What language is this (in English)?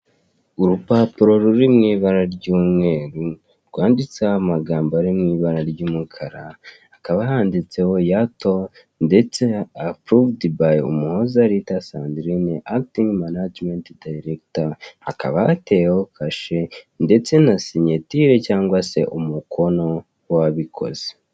Kinyarwanda